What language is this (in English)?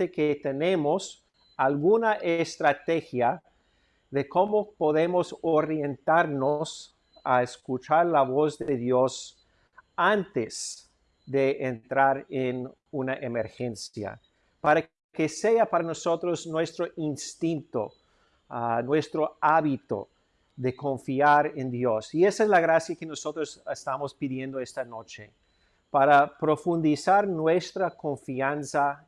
Spanish